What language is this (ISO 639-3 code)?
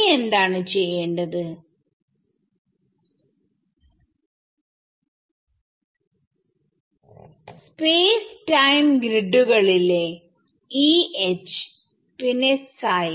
mal